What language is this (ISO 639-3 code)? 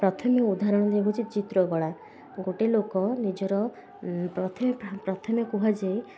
ori